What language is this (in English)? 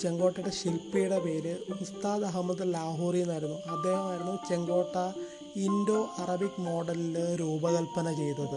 Malayalam